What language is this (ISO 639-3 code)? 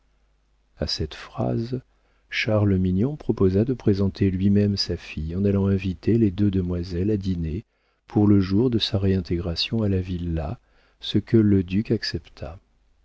fra